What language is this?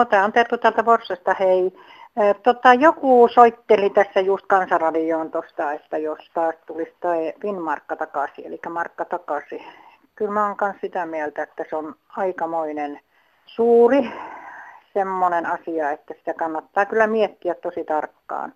Finnish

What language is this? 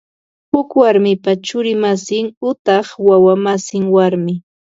Ambo-Pasco Quechua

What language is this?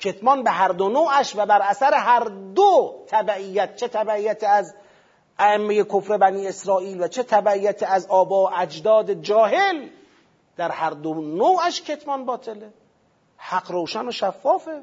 Persian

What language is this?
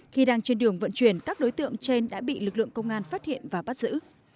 Vietnamese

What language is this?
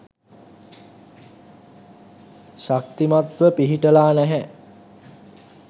Sinhala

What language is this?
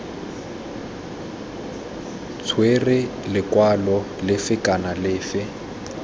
Tswana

